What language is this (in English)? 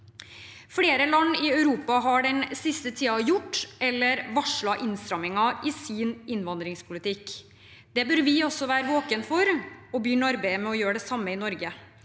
Norwegian